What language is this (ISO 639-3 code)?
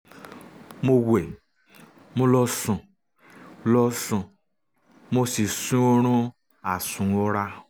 yor